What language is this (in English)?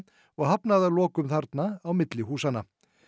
Icelandic